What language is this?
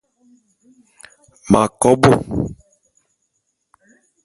Bulu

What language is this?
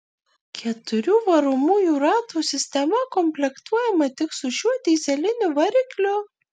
Lithuanian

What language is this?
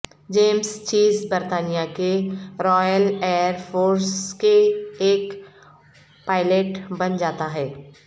Urdu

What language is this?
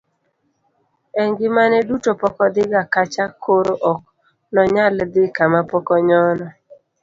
Luo (Kenya and Tanzania)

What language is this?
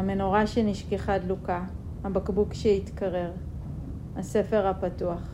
Hebrew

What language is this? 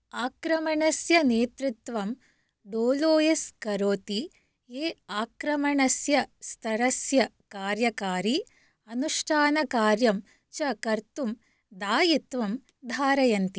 Sanskrit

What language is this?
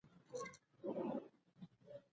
Pashto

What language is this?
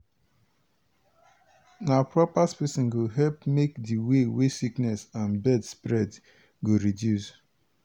Nigerian Pidgin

